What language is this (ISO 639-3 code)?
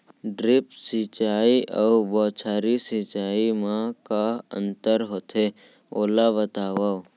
hne